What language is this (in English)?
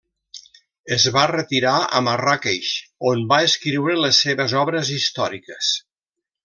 Catalan